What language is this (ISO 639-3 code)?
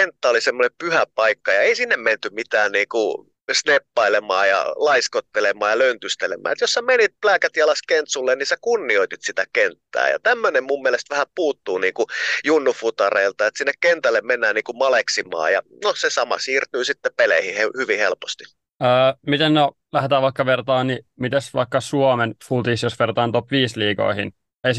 fin